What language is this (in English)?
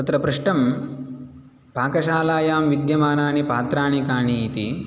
Sanskrit